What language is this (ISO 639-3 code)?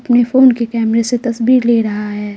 hin